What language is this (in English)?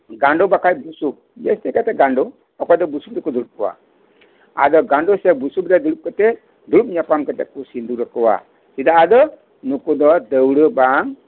Santali